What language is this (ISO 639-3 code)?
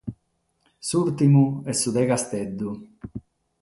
srd